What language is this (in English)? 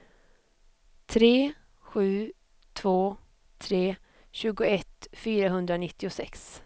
Swedish